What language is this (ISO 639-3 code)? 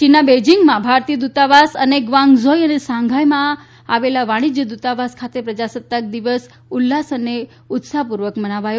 guj